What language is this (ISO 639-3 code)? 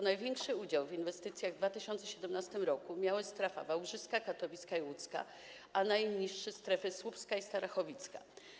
pol